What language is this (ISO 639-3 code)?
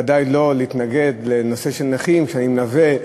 heb